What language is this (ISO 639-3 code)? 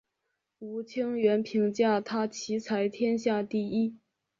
zho